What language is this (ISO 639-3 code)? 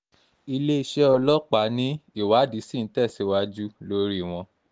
yor